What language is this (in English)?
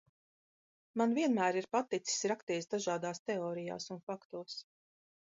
Latvian